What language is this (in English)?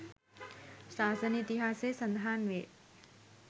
Sinhala